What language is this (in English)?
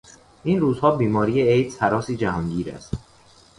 Persian